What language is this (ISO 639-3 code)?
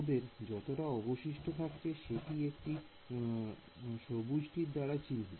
ben